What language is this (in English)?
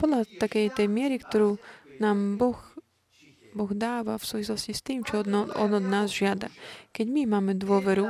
Slovak